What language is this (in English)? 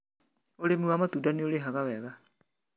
Kikuyu